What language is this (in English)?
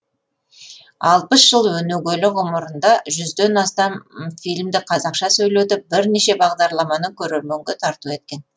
Kazakh